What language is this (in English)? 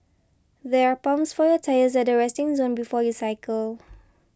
English